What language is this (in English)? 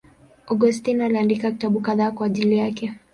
Swahili